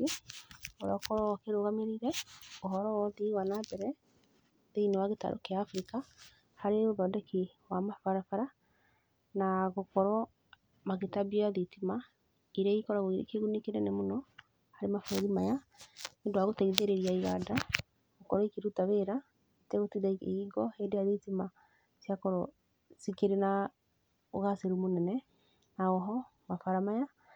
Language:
Kikuyu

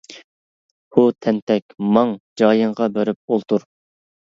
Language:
Uyghur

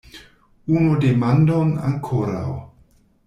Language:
Esperanto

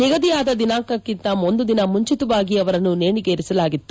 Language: Kannada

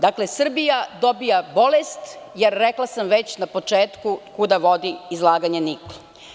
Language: Serbian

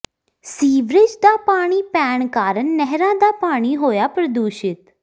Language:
Punjabi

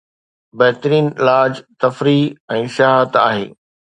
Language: Sindhi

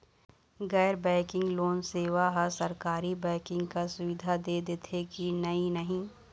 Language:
Chhattisgarhi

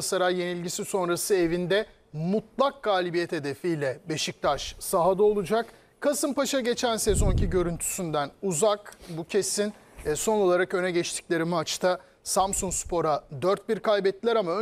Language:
Turkish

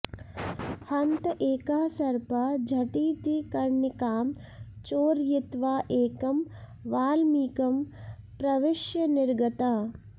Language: Sanskrit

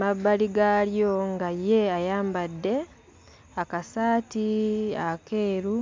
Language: Ganda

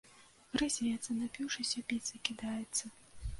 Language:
Belarusian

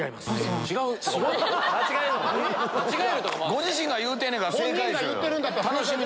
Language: Japanese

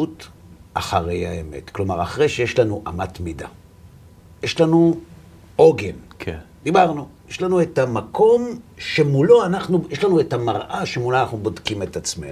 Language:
Hebrew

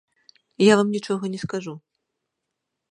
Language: Belarusian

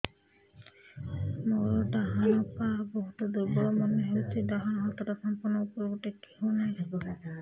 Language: Odia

